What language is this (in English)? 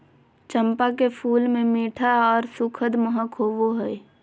Magahi